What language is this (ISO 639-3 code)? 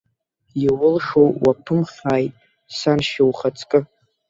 abk